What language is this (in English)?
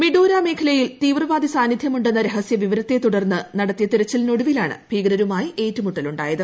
Malayalam